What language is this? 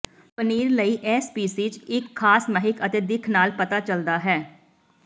Punjabi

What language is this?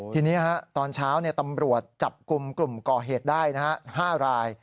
Thai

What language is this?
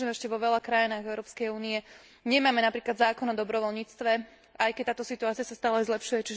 Slovak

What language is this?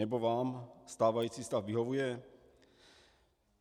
Czech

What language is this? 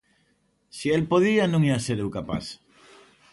Galician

